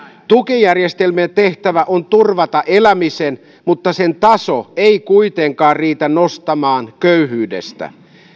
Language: Finnish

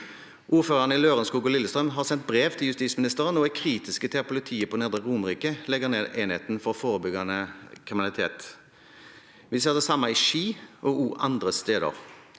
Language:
Norwegian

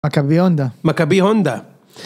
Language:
Hebrew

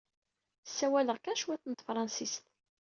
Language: Kabyle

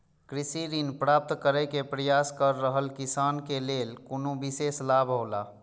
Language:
Maithili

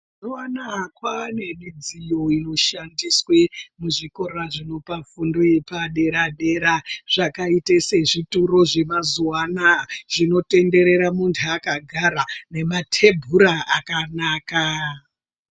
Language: Ndau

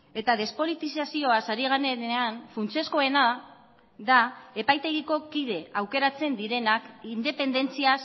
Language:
Basque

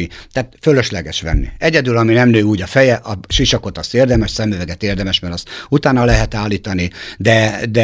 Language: Hungarian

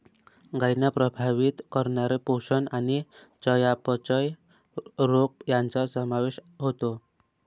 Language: Marathi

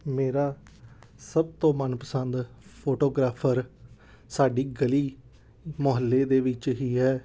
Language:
Punjabi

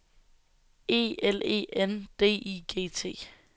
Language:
Danish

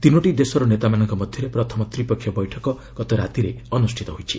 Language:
Odia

